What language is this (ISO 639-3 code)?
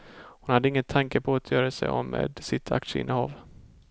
swe